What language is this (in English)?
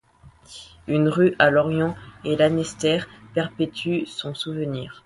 French